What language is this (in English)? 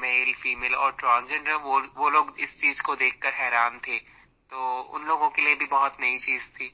Hindi